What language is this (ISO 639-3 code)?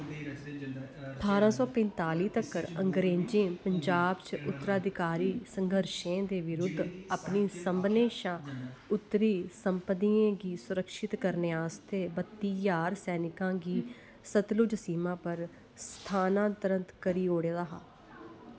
doi